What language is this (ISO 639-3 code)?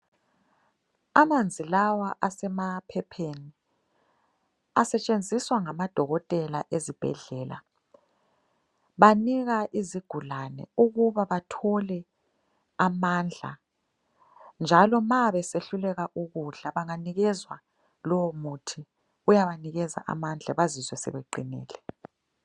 nde